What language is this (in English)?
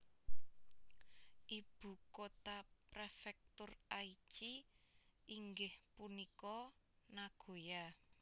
Javanese